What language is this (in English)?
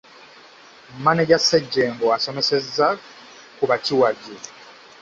Ganda